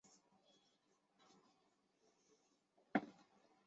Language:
Chinese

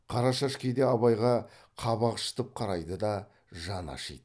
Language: Kazakh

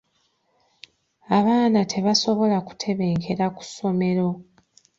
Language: Ganda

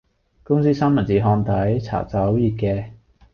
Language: Cantonese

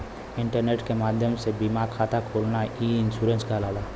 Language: Bhojpuri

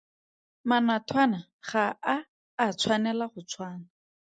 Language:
Tswana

